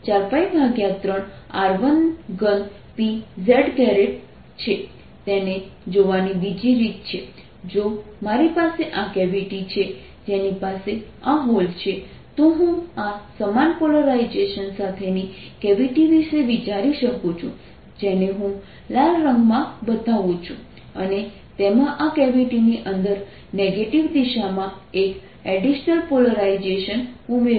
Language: Gujarati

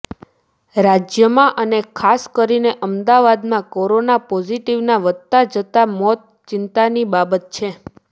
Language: Gujarati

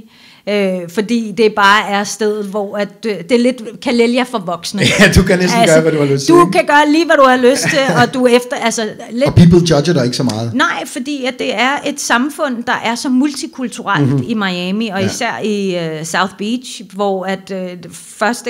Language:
Danish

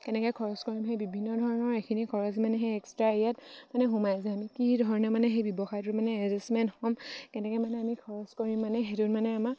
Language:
Assamese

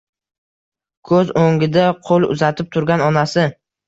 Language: Uzbek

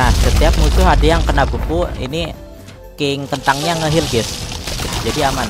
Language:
Indonesian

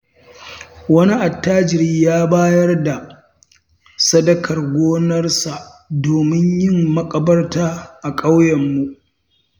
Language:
Hausa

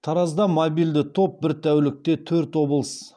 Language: Kazakh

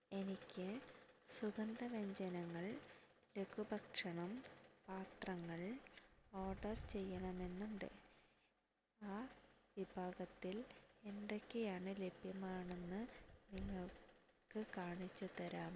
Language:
Malayalam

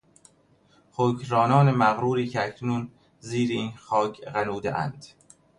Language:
Persian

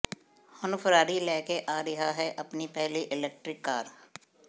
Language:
Punjabi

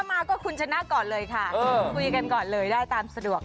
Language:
Thai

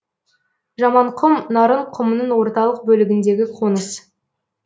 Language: Kazakh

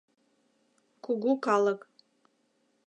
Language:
Mari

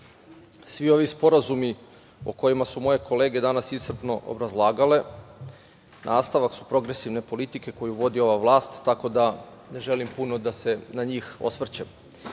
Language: Serbian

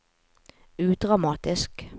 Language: Norwegian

